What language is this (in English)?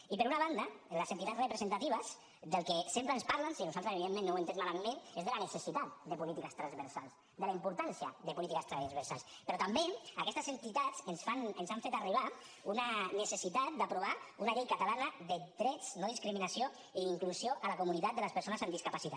Catalan